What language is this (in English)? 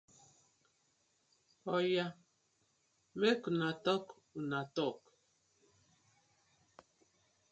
Nigerian Pidgin